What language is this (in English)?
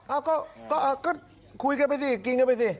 Thai